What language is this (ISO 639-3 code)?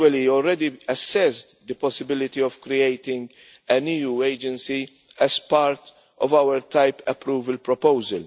eng